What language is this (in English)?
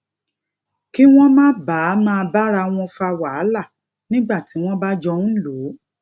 Yoruba